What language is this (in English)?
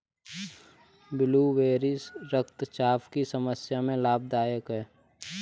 Hindi